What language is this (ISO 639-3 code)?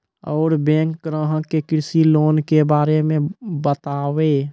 mai